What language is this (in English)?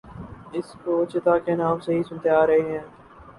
Urdu